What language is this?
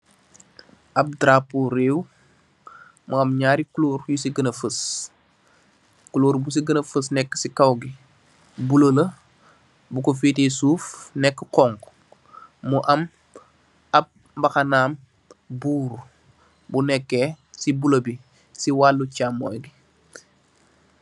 Wolof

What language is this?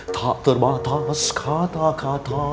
Indonesian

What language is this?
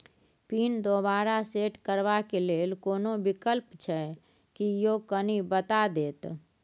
Maithili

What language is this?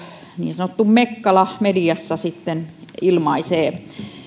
Finnish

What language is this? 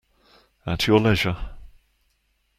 English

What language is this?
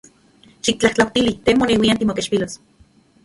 Central Puebla Nahuatl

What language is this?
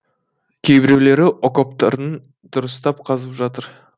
Kazakh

